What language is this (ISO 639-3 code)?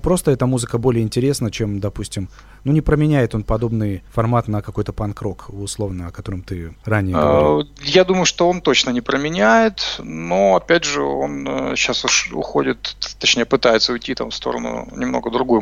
rus